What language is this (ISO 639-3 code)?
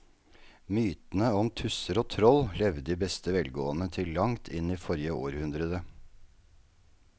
nor